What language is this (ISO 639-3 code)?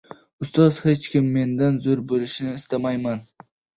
uzb